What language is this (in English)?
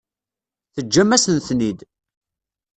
Kabyle